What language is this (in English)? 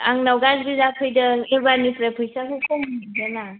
Bodo